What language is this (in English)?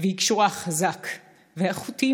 Hebrew